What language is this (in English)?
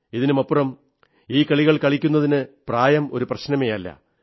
Malayalam